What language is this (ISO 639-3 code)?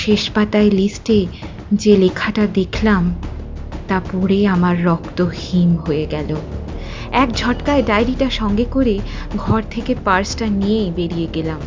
ben